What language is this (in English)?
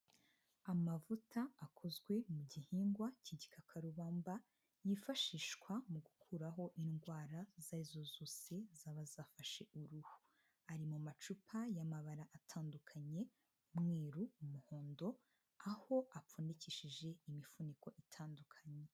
Kinyarwanda